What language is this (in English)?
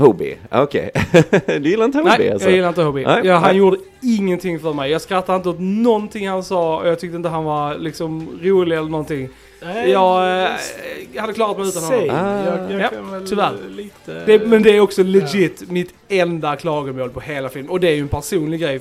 Swedish